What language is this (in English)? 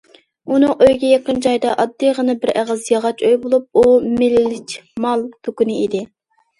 Uyghur